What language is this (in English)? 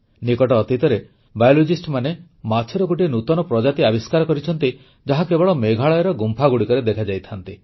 Odia